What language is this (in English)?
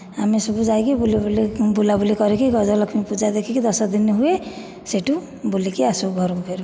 Odia